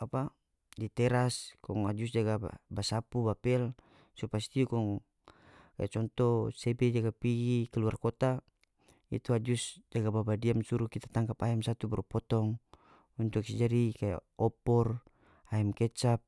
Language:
North Moluccan Malay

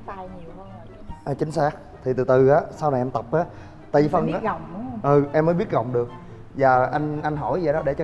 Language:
Vietnamese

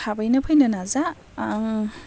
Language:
Bodo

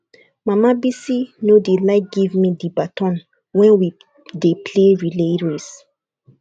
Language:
Nigerian Pidgin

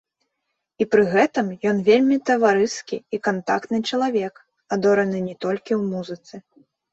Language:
Belarusian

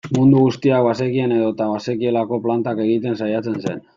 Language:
Basque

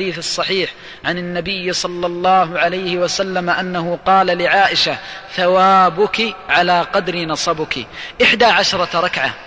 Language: Arabic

